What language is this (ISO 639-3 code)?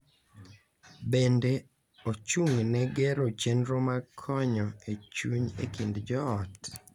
luo